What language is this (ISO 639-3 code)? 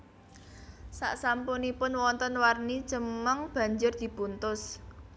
jav